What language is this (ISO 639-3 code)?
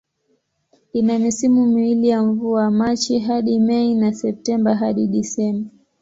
swa